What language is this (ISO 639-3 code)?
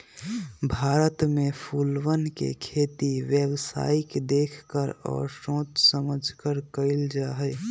mag